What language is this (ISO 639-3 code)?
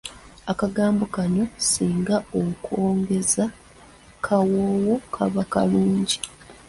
lug